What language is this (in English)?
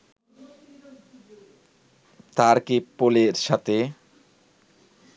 Bangla